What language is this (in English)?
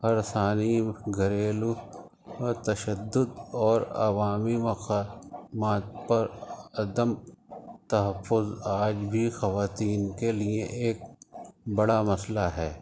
Urdu